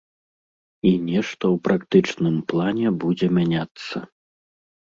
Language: Belarusian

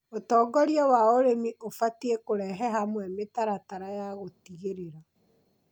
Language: Kikuyu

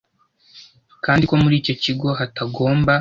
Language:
Kinyarwanda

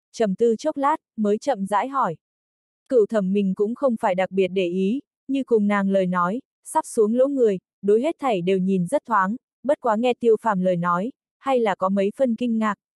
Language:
Vietnamese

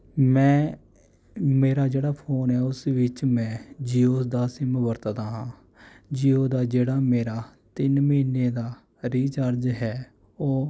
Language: Punjabi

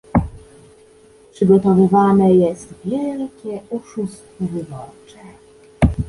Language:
Polish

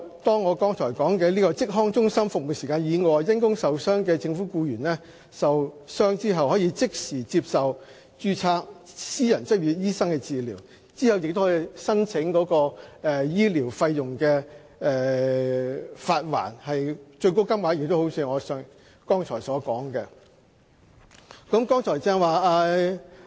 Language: Cantonese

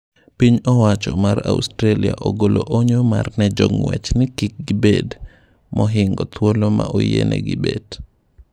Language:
Luo (Kenya and Tanzania)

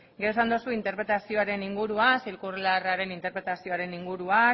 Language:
Basque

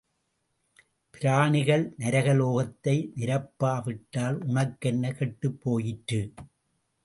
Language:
Tamil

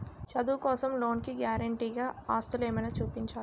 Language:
Telugu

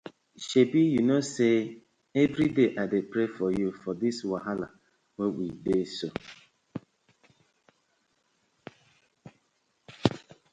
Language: Nigerian Pidgin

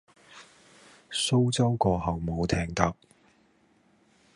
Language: Cantonese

